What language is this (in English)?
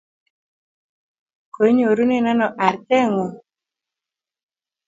Kalenjin